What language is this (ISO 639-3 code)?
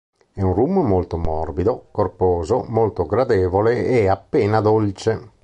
ita